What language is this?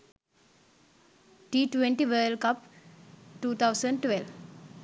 Sinhala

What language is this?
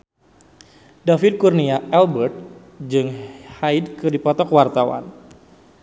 Sundanese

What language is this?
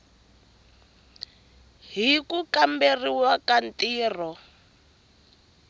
Tsonga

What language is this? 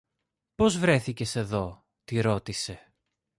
Greek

